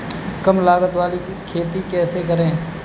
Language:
Hindi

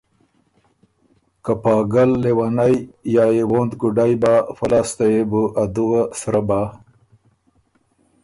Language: Ormuri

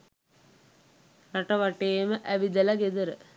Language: Sinhala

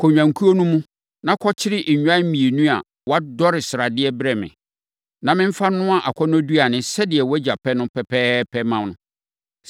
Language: Akan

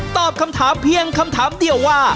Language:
Thai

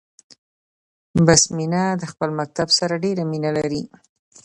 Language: Pashto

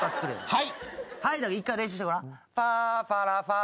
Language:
Japanese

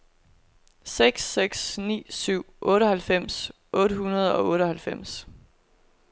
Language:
Danish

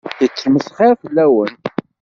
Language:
Kabyle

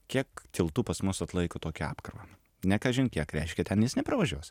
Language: Lithuanian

